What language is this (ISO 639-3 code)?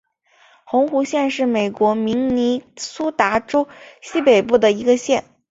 zho